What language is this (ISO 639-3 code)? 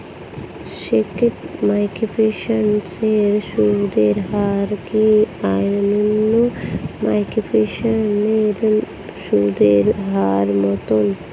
ben